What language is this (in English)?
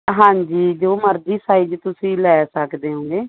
Punjabi